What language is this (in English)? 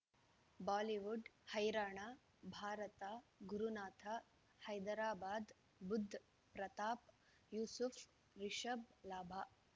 Kannada